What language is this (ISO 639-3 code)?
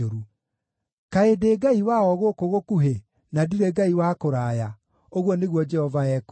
kik